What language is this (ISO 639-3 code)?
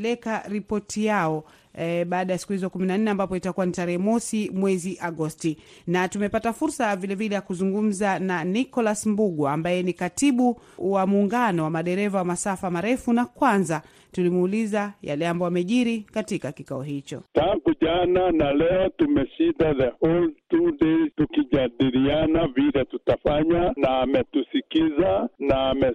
swa